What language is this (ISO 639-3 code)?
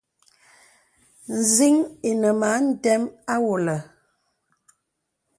beb